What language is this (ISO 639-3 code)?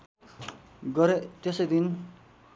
nep